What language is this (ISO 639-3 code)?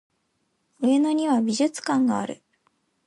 jpn